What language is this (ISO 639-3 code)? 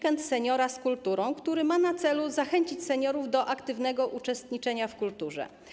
pol